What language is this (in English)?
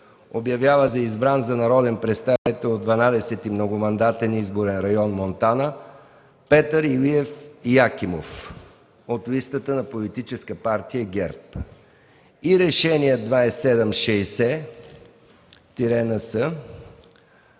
Bulgarian